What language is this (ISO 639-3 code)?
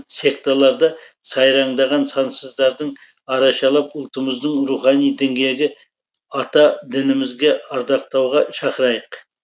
kaz